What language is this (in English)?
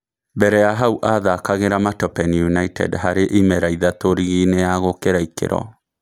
Kikuyu